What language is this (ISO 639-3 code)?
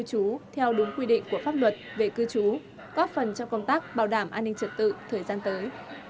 vie